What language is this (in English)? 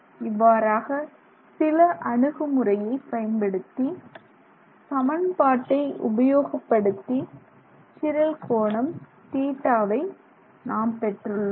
Tamil